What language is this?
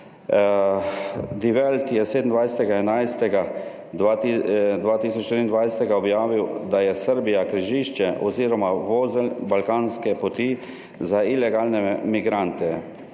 Slovenian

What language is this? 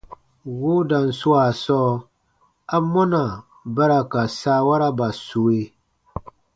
Baatonum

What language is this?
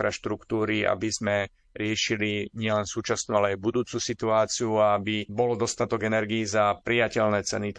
Slovak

